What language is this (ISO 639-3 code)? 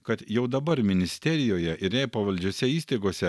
lit